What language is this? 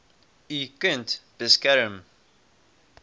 Afrikaans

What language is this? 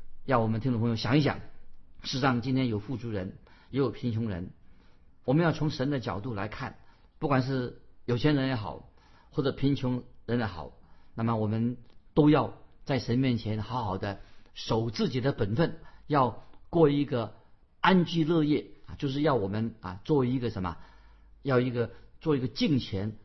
Chinese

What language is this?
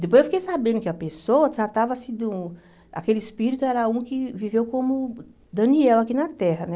Portuguese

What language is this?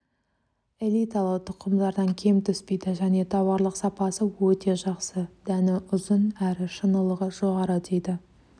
Kazakh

